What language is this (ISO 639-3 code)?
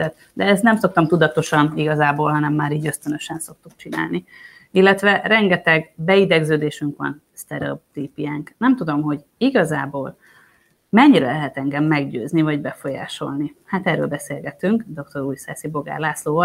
hun